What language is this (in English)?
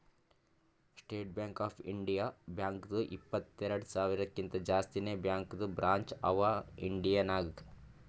Kannada